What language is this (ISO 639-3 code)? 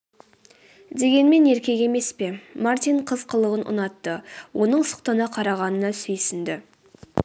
kaz